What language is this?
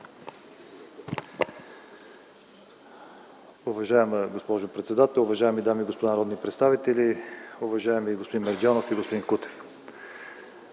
Bulgarian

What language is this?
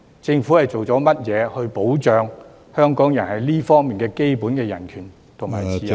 Cantonese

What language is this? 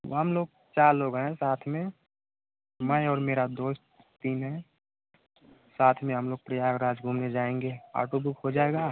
Hindi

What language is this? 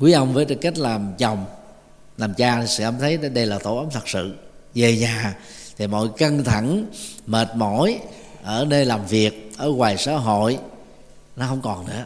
Vietnamese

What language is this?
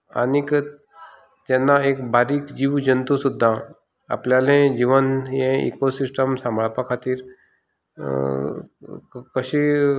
Konkani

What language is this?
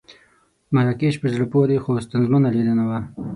Pashto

